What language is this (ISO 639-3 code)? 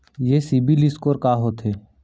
hne